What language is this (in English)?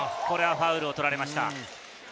Japanese